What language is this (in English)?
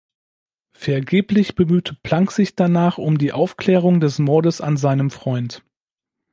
German